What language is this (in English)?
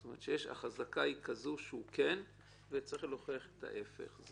Hebrew